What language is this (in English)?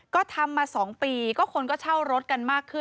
Thai